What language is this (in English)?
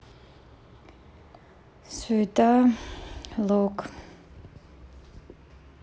Russian